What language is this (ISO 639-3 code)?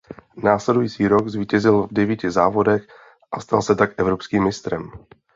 ces